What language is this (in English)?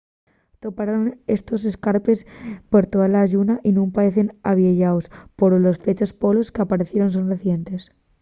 Asturian